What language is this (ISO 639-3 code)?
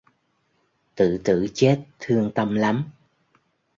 vie